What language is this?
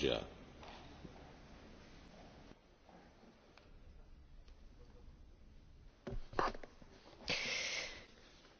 French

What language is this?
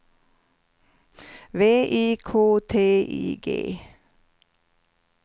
Swedish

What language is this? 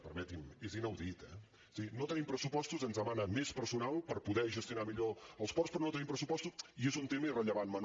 Catalan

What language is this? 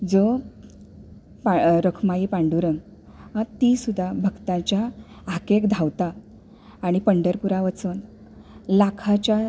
Konkani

